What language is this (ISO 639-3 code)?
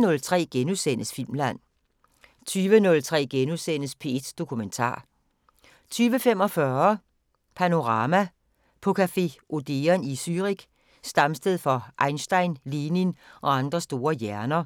dan